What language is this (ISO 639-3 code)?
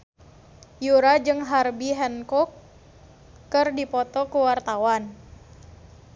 sun